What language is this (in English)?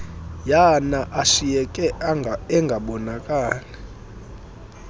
Xhosa